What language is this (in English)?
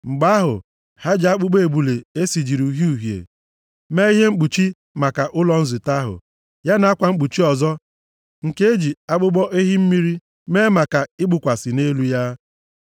Igbo